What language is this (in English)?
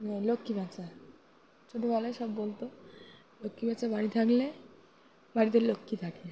Bangla